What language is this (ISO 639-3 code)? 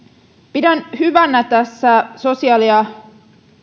fin